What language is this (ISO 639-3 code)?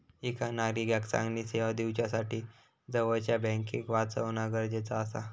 mar